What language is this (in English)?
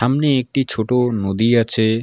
Bangla